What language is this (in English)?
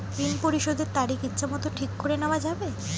Bangla